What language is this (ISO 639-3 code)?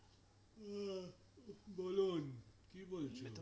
ben